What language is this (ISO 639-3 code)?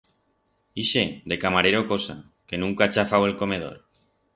arg